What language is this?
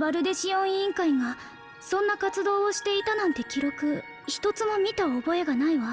Japanese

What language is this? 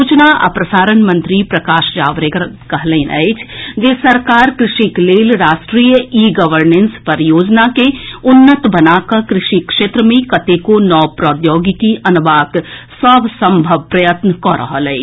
Maithili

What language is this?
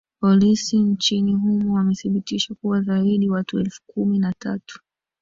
Swahili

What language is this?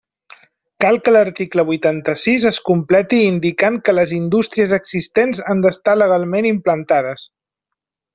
Catalan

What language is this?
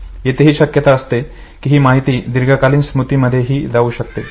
Marathi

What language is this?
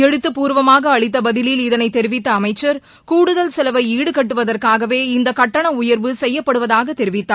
Tamil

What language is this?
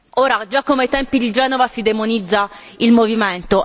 Italian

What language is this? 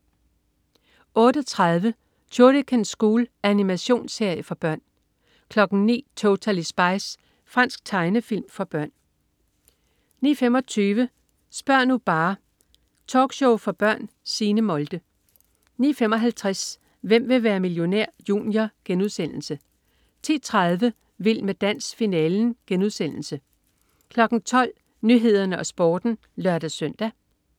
Danish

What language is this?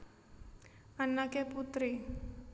Javanese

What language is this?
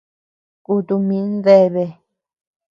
Tepeuxila Cuicatec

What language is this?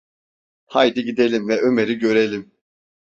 Turkish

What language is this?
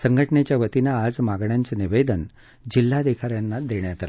Marathi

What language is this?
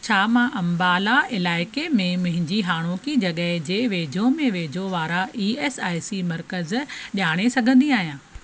Sindhi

